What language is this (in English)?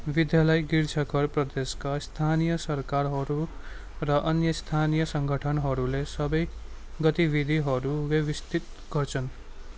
Nepali